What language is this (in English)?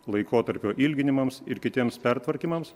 Lithuanian